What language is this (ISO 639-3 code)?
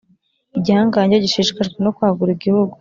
kin